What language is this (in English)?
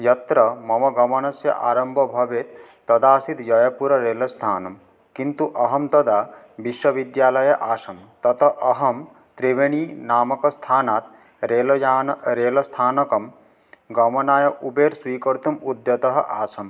Sanskrit